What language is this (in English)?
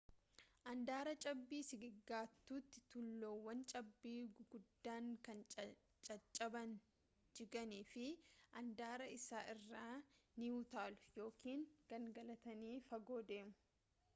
Oromo